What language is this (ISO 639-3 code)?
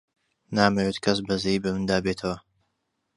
ckb